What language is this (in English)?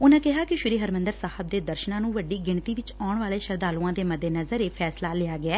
Punjabi